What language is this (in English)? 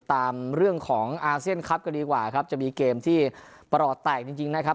Thai